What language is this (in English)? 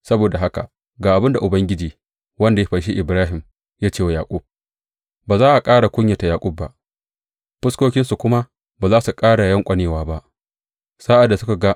Hausa